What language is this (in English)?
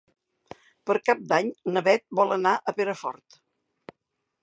Catalan